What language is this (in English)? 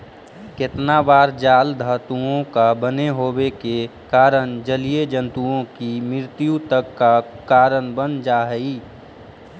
Magahi